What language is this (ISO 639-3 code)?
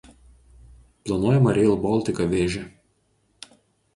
lit